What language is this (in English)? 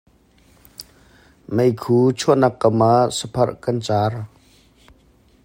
Hakha Chin